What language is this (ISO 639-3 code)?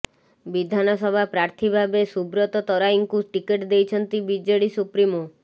ori